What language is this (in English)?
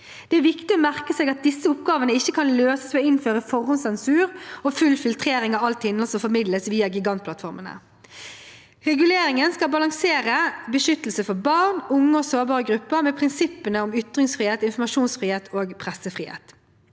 Norwegian